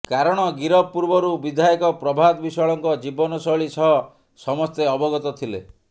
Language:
Odia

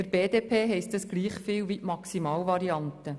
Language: Swiss German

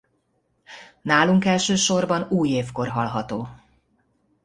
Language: Hungarian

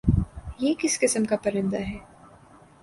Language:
Urdu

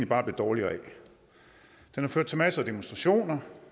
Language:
Danish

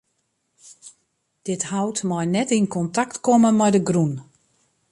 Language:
Western Frisian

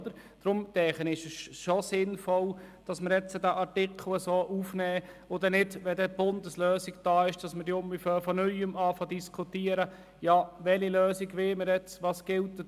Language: Swiss German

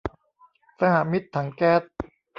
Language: Thai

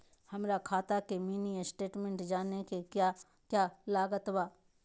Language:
Magahi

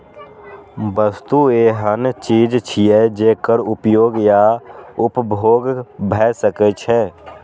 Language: Maithili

